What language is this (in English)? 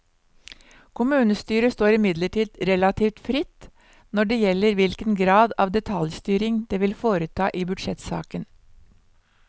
Norwegian